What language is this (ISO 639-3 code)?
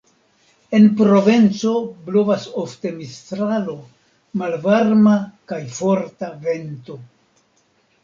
epo